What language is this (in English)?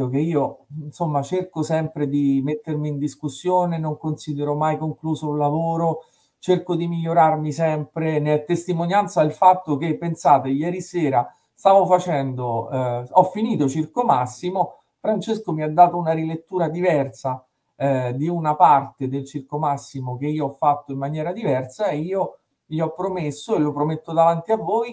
Italian